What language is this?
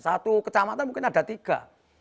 Indonesian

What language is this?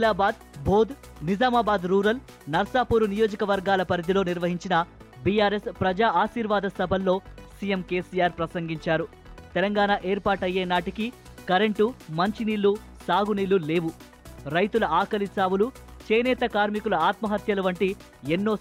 Telugu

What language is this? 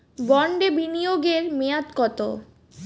Bangla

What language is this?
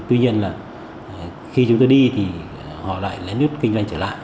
Vietnamese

